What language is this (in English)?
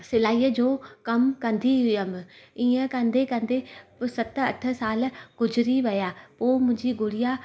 Sindhi